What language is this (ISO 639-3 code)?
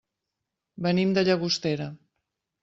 cat